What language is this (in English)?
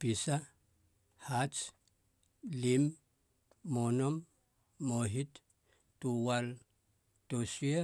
Halia